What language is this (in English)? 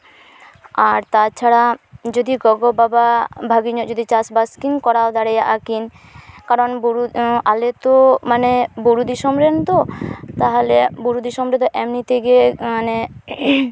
Santali